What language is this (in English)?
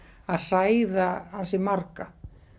Icelandic